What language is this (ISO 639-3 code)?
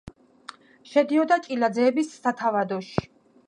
kat